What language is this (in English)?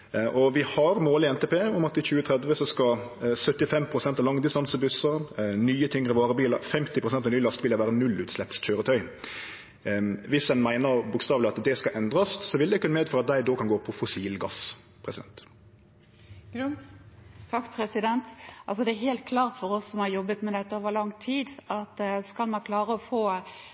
Norwegian